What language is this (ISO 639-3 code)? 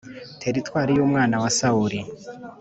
kin